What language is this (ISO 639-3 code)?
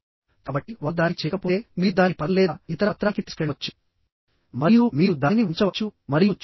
tel